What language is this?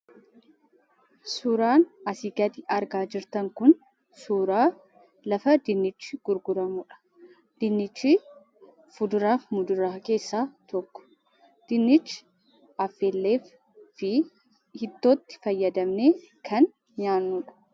Oromo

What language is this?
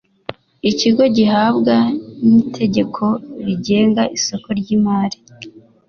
Kinyarwanda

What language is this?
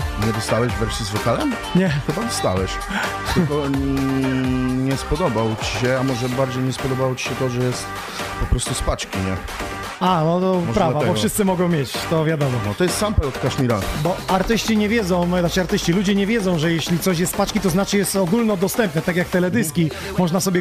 Polish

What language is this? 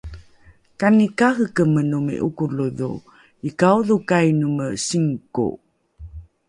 Rukai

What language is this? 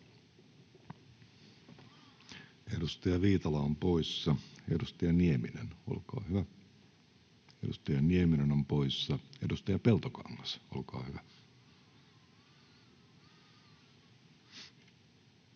Finnish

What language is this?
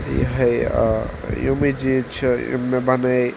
Kashmiri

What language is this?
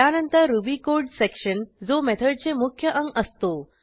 Marathi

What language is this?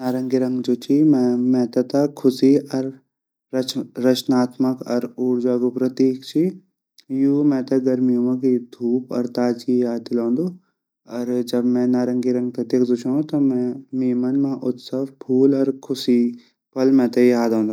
Garhwali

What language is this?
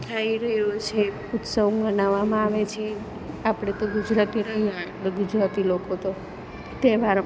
Gujarati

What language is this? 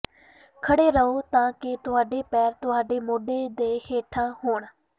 Punjabi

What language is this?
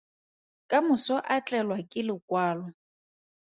Tswana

